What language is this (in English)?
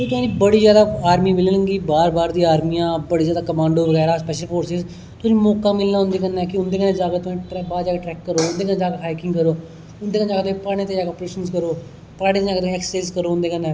Dogri